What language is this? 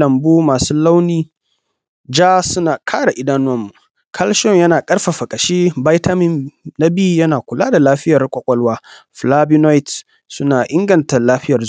Hausa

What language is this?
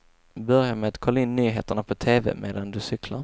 Swedish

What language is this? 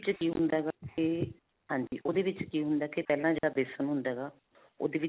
Punjabi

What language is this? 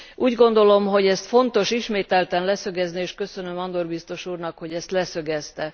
Hungarian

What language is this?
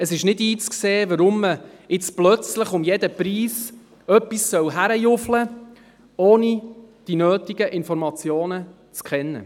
Swiss German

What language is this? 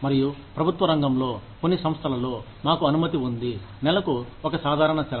Telugu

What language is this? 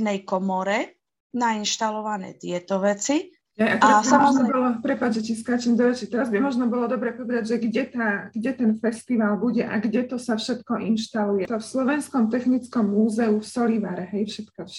Slovak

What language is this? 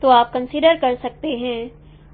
Hindi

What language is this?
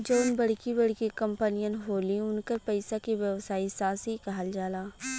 Bhojpuri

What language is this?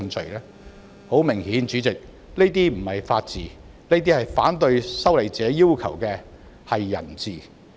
Cantonese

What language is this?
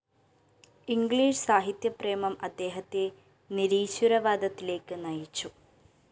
Malayalam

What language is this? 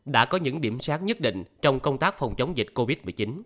Vietnamese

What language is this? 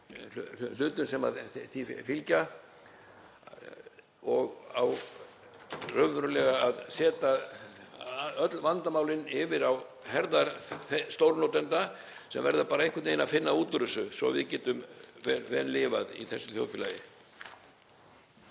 Icelandic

